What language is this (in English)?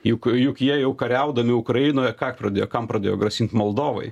Lithuanian